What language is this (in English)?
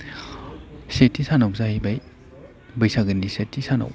Bodo